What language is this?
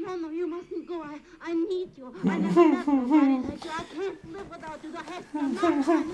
English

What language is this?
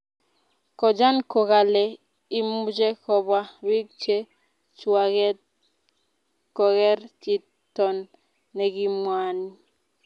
Kalenjin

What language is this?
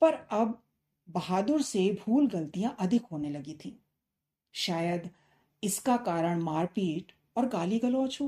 Hindi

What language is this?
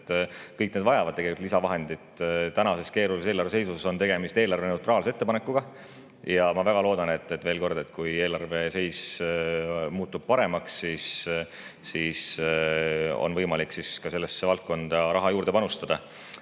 Estonian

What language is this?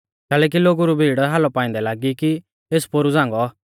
Mahasu Pahari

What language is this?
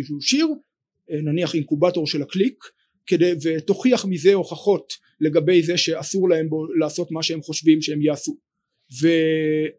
Hebrew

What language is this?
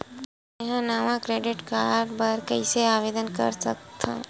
Chhattisgarhi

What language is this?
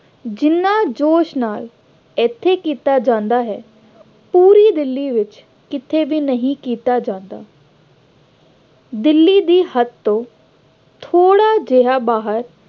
Punjabi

